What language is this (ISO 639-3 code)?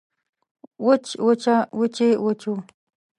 pus